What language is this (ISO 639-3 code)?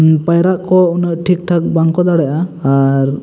sat